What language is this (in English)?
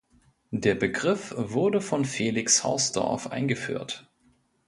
German